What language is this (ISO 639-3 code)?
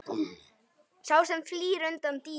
isl